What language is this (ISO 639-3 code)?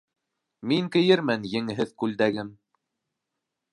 bak